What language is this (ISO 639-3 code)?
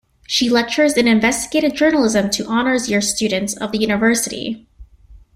eng